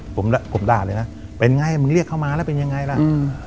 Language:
Thai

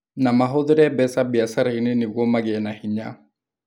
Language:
Kikuyu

